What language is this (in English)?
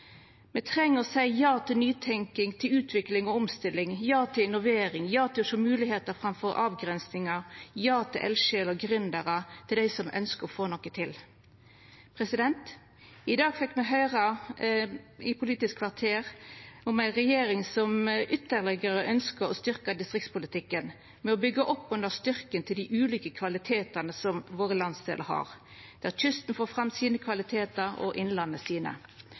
Norwegian Nynorsk